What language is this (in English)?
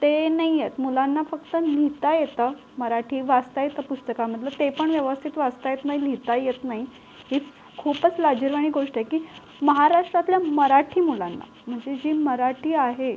Marathi